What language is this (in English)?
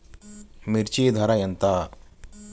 Telugu